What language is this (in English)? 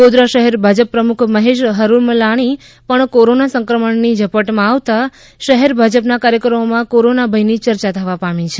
Gujarati